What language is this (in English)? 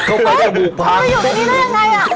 Thai